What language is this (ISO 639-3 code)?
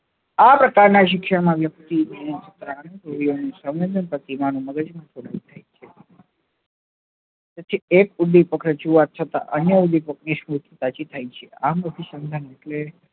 guj